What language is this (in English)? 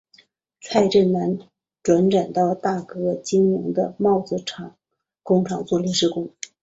Chinese